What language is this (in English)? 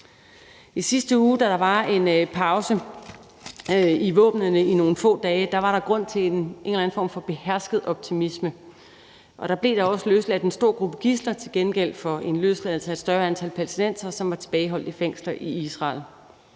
Danish